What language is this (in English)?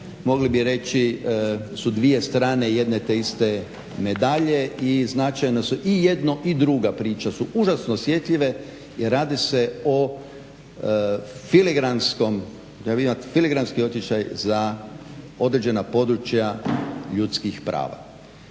Croatian